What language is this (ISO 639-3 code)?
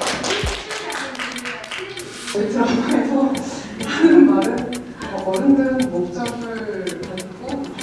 kor